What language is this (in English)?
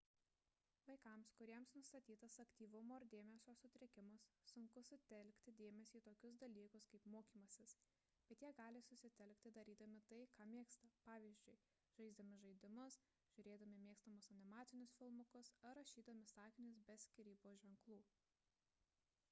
Lithuanian